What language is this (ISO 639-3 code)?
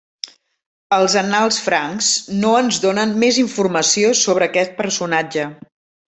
cat